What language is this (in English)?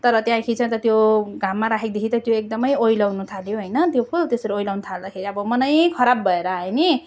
Nepali